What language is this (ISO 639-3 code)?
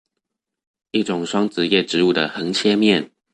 zho